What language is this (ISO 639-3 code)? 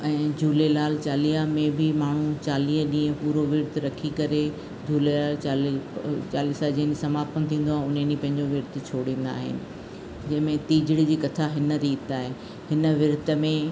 snd